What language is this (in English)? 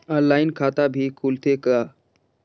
Chhattisgarhi